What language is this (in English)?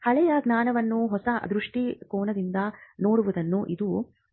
Kannada